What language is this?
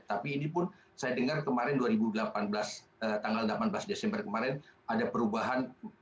Indonesian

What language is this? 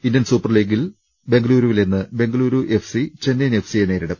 Malayalam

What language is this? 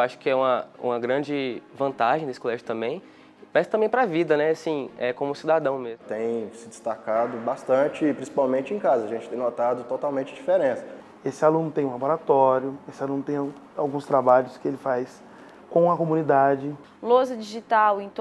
Portuguese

